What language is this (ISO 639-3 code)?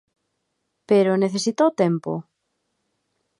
glg